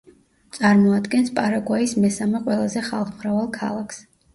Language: Georgian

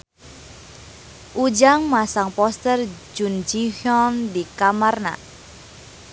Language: Sundanese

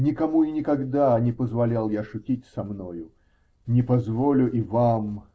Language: Russian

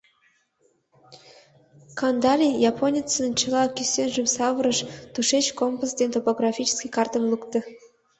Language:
Mari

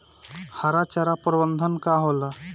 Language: Bhojpuri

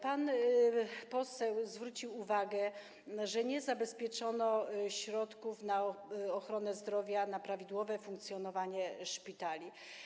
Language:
Polish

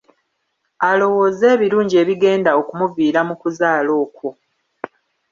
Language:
Ganda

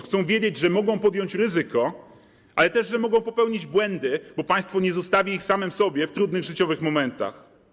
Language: Polish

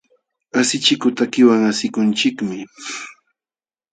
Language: Jauja Wanca Quechua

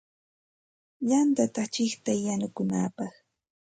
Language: Santa Ana de Tusi Pasco Quechua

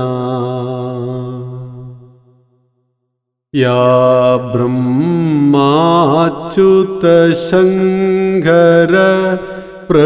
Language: Malayalam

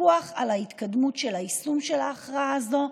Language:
Hebrew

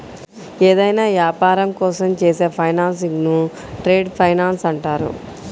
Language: Telugu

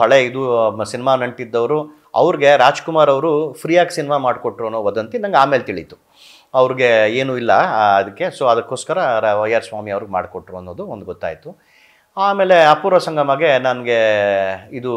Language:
Kannada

